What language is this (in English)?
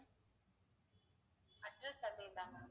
Tamil